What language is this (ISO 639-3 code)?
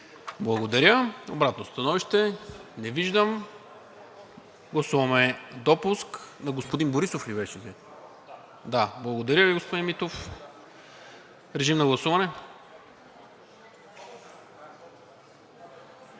bul